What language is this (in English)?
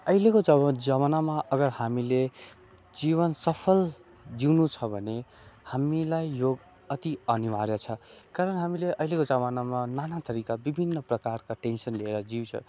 Nepali